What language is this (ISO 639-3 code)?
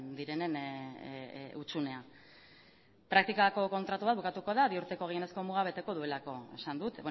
eus